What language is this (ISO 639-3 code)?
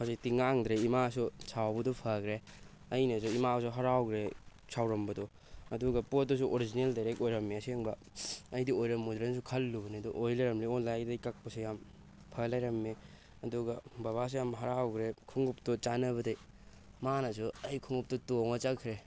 mni